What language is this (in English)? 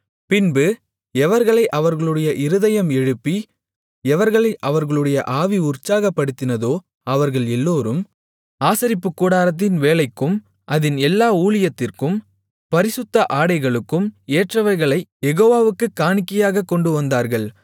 Tamil